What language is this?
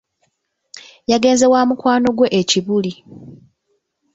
Ganda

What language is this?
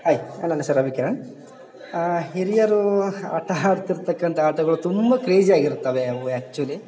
Kannada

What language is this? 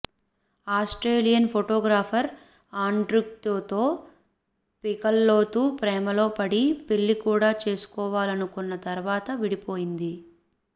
Telugu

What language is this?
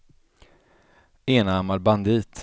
Swedish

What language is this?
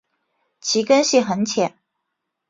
Chinese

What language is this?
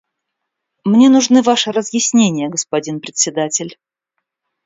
Russian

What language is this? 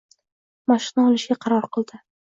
Uzbek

